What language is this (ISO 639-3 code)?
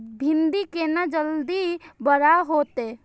mai